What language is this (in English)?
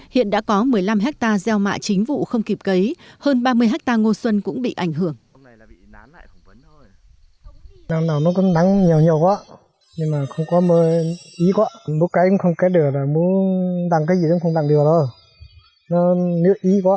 Vietnamese